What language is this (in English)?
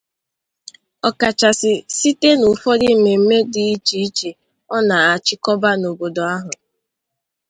Igbo